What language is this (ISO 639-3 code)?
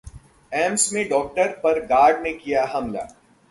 hin